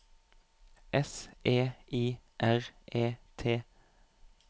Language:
Norwegian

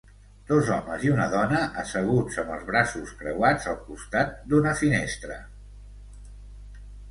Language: Catalan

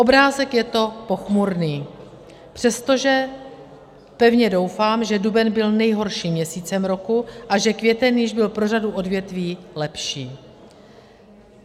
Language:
Czech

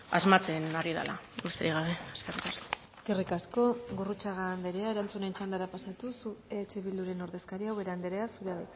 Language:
Basque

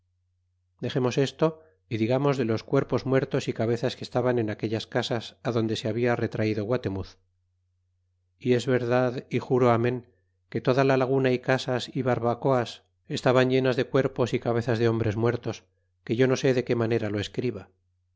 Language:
Spanish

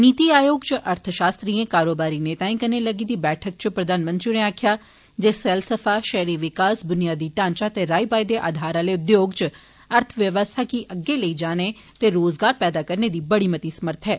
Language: Dogri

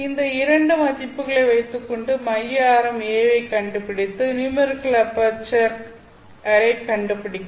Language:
Tamil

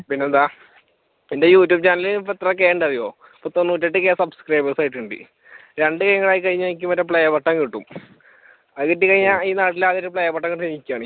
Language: Malayalam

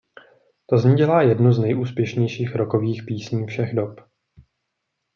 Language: Czech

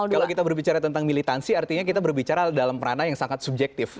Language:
Indonesian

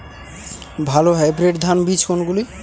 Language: Bangla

